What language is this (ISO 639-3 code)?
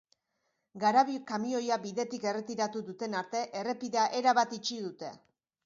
eus